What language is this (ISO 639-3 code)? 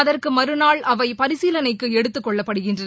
tam